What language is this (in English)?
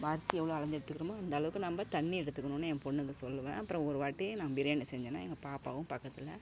Tamil